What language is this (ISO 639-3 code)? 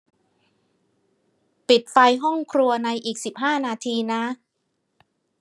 tha